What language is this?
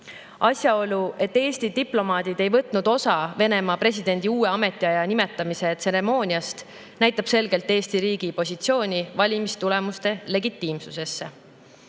Estonian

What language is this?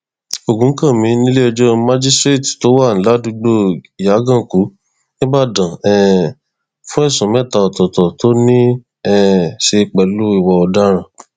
Yoruba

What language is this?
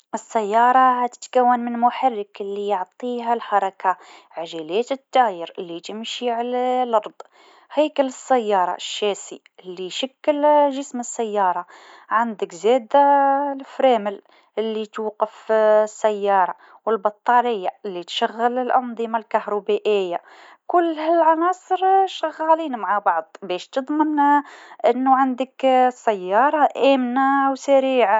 Tunisian Arabic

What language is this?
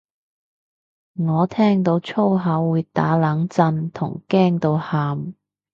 Cantonese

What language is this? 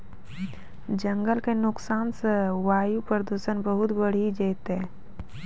Maithili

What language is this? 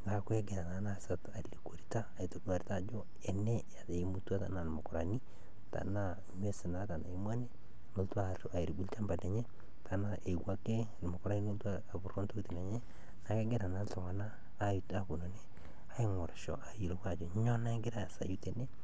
Masai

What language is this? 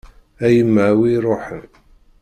Kabyle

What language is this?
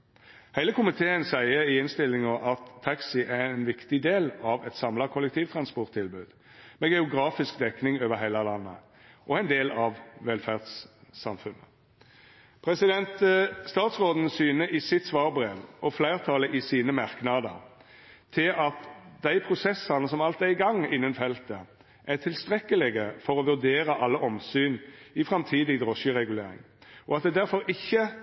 Norwegian Nynorsk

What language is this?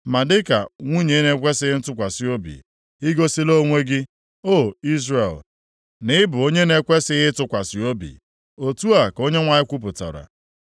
Igbo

